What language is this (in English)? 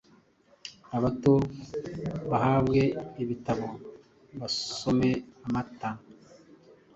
Kinyarwanda